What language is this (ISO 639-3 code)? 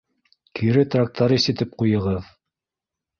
bak